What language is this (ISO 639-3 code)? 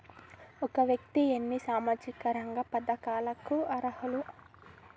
tel